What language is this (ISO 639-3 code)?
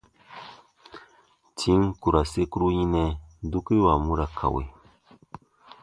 bba